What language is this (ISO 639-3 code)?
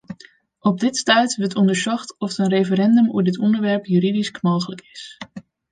fry